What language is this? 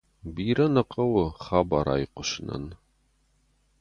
Ossetic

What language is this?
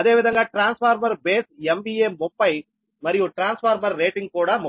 Telugu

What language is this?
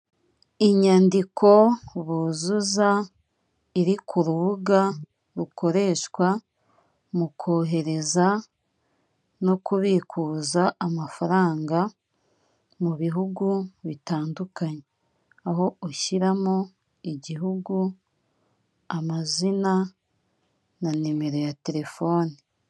Kinyarwanda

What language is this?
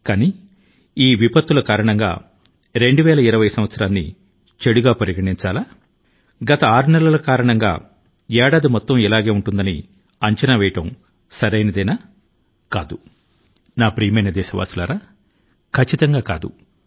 Telugu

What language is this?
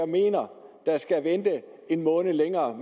Danish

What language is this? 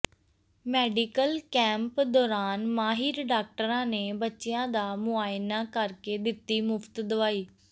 Punjabi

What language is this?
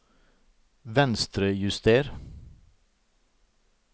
Norwegian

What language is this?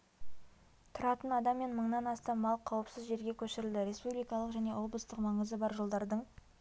Kazakh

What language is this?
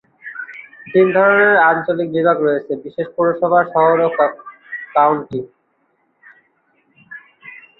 Bangla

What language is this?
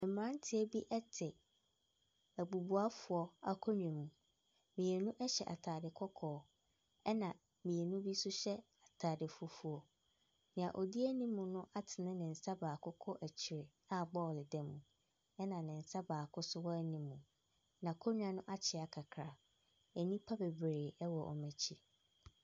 Akan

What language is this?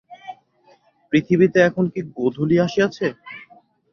Bangla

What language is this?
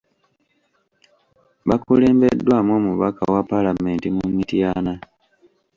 Ganda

